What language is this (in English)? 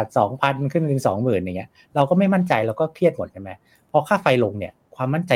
Thai